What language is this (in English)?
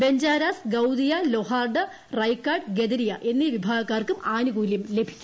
Malayalam